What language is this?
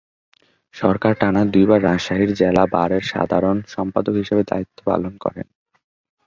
Bangla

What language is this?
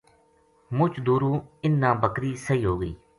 Gujari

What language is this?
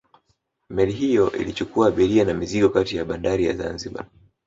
Swahili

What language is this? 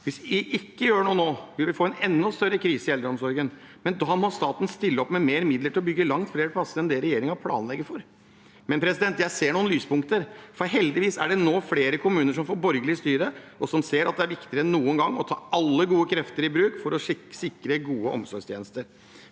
Norwegian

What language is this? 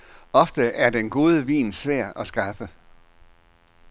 Danish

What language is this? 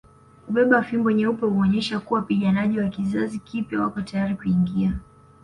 Swahili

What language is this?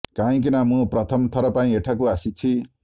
Odia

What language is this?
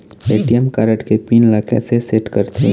Chhattisgarhi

